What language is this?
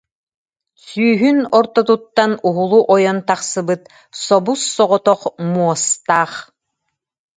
Yakut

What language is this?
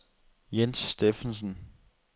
Danish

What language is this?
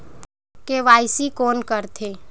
Chhattisgarhi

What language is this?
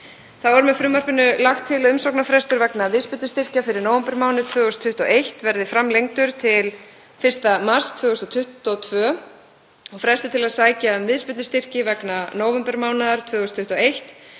Icelandic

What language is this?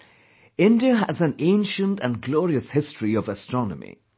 English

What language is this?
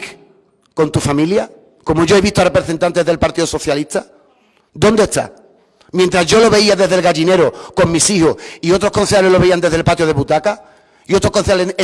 Spanish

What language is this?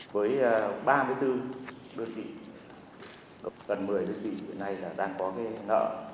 Vietnamese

